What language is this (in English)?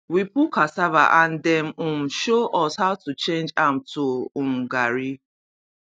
Nigerian Pidgin